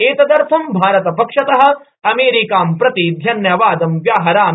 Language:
Sanskrit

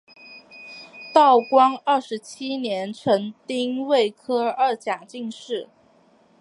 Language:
Chinese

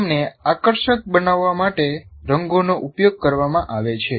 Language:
Gujarati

